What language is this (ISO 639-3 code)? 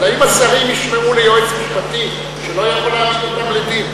heb